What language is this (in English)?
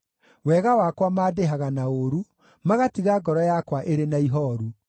Kikuyu